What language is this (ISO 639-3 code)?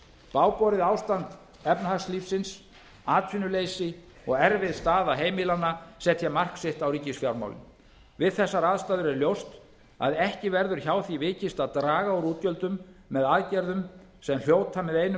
isl